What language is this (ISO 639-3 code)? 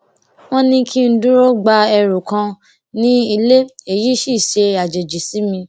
yor